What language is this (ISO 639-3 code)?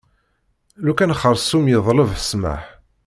kab